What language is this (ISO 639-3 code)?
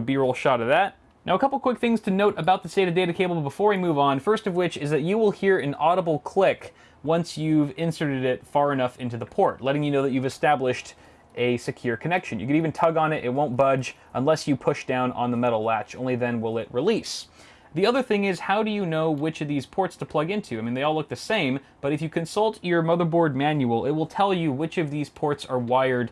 eng